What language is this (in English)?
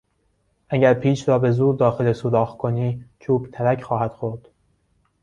Persian